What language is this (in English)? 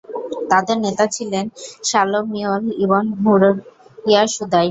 Bangla